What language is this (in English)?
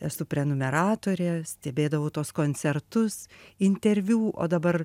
Lithuanian